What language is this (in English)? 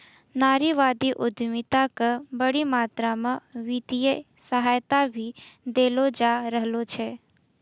Maithili